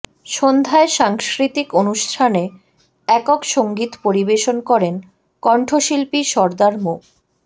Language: Bangla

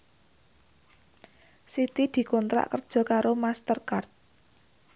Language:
Javanese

